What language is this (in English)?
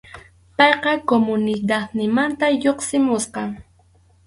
Arequipa-La Unión Quechua